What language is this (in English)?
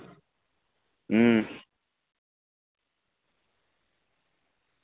Dogri